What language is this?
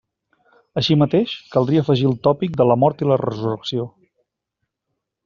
Catalan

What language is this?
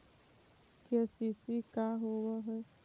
Magahi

